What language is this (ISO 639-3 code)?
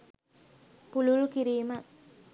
sin